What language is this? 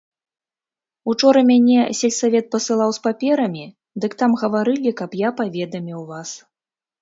Belarusian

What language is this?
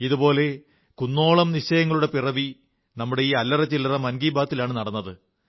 Malayalam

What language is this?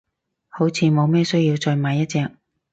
Cantonese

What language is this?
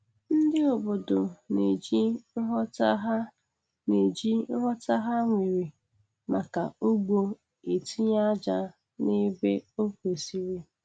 Igbo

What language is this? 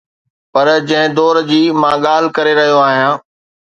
Sindhi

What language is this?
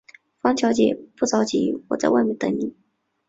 Chinese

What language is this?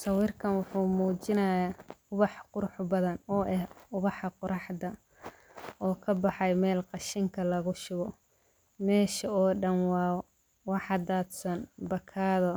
Somali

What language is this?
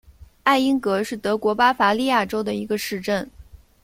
Chinese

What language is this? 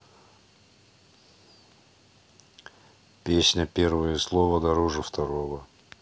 Russian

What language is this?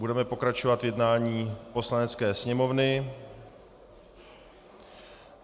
Czech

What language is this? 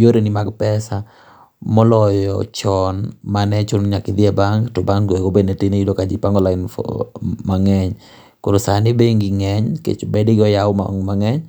Luo (Kenya and Tanzania)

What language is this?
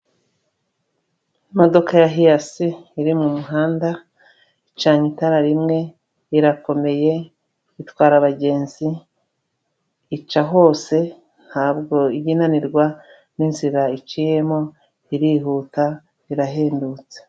Kinyarwanda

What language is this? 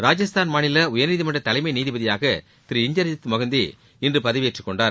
Tamil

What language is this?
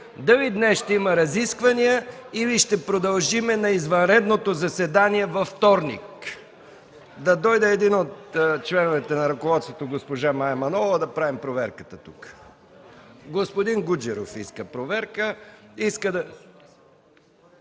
Bulgarian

